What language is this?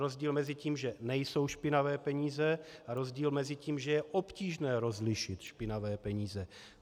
Czech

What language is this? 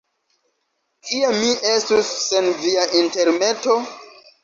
Esperanto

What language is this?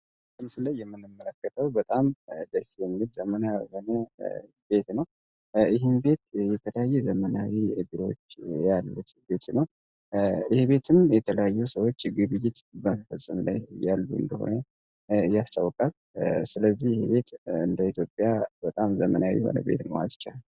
Amharic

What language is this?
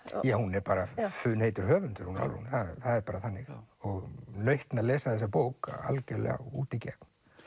Icelandic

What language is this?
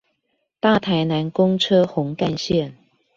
Chinese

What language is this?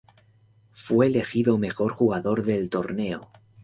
Spanish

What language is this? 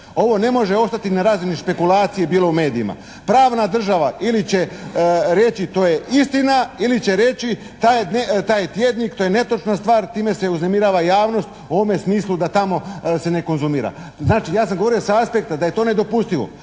Croatian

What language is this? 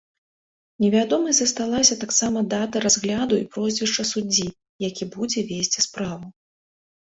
Belarusian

